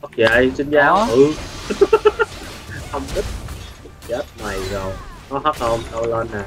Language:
Vietnamese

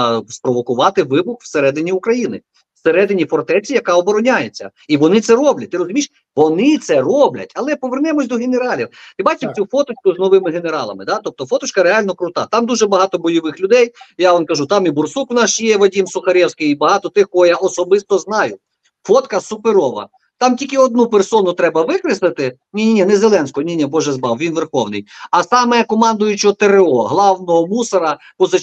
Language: Ukrainian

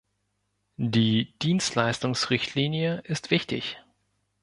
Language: German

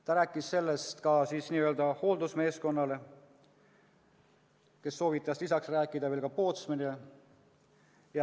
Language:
Estonian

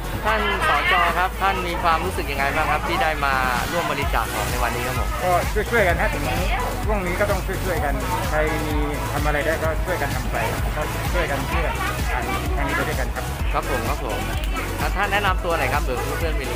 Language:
Thai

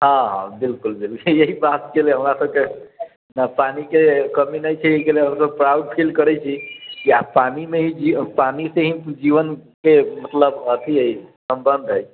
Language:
Maithili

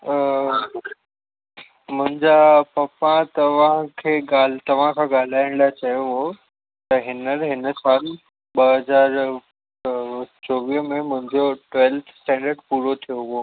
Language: Sindhi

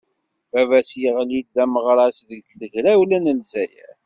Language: Kabyle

